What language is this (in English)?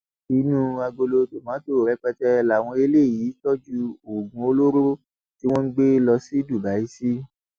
Yoruba